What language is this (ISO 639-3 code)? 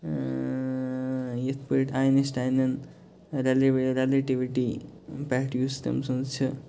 kas